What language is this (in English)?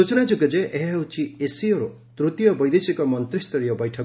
Odia